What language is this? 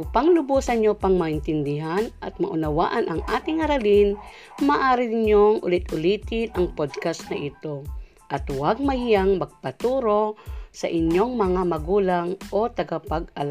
Filipino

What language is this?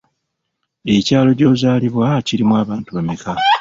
Ganda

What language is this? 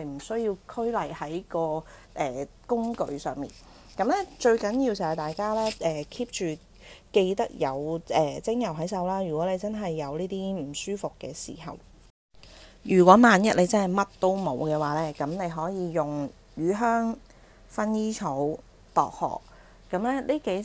Chinese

